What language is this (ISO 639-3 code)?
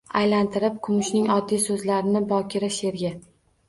uzb